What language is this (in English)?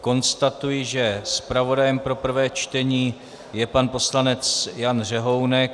Czech